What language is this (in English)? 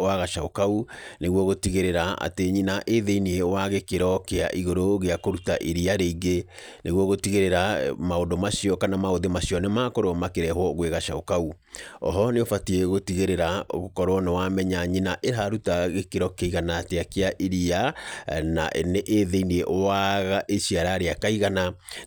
Kikuyu